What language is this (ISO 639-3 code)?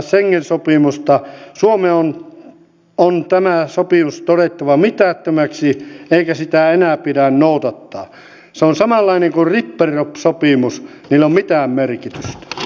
fin